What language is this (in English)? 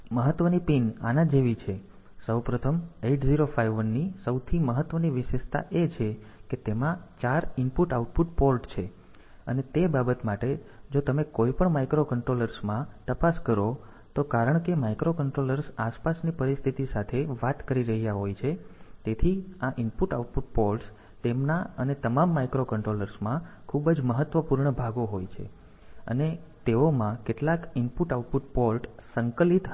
Gujarati